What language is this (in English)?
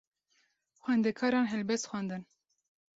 Kurdish